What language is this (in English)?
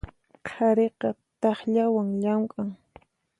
Puno Quechua